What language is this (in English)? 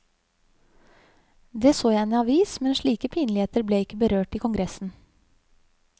Norwegian